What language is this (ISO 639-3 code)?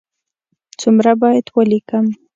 pus